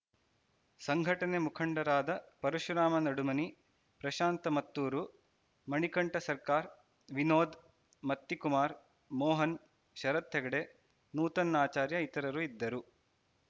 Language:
Kannada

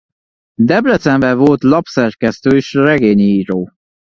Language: Hungarian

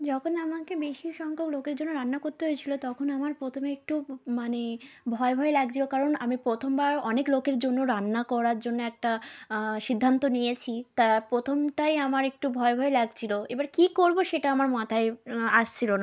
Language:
Bangla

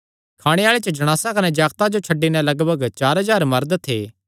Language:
Kangri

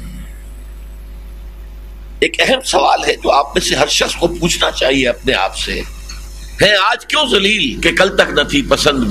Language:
Urdu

